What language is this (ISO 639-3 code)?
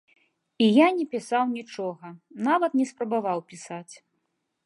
bel